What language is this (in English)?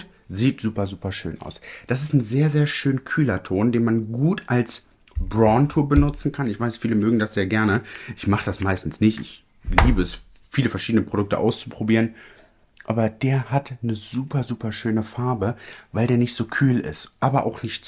German